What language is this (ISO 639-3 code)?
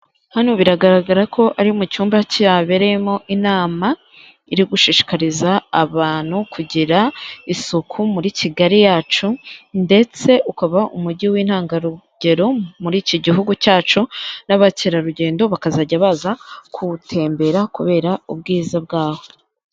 kin